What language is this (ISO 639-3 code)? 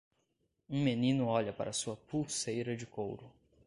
por